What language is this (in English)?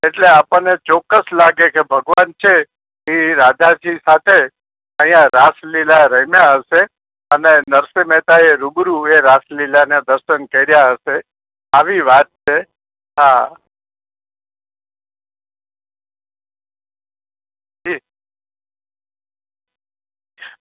Gujarati